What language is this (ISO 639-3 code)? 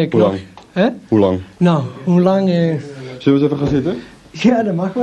nld